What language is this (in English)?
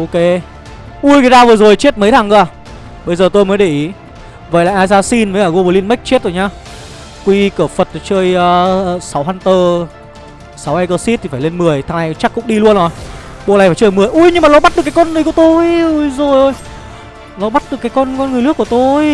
Vietnamese